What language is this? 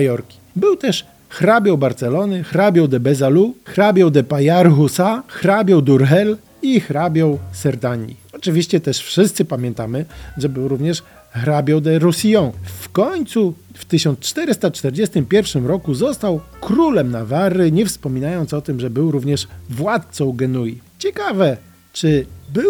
Polish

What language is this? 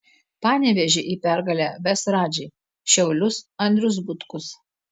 Lithuanian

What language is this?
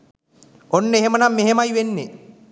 Sinhala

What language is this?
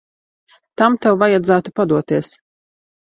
Latvian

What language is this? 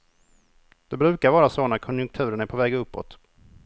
Swedish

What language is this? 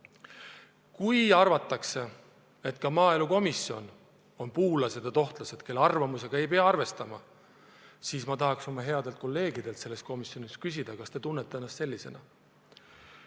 Estonian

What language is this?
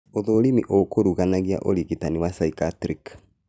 Kikuyu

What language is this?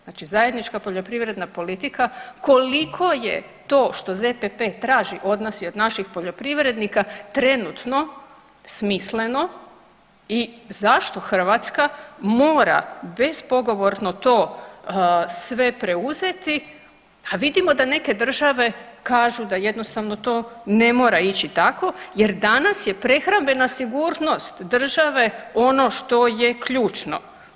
Croatian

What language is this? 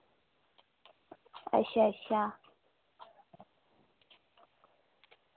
Dogri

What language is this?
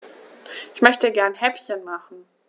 German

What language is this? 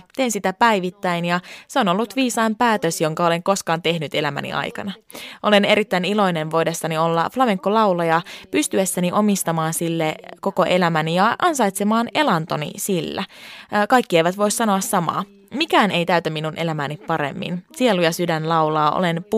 Finnish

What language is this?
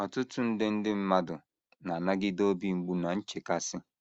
Igbo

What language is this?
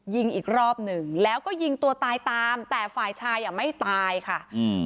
Thai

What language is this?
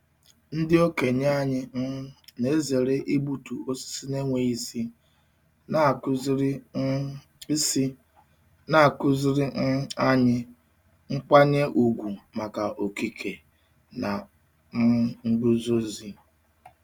Igbo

